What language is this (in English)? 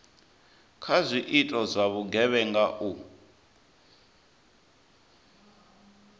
Venda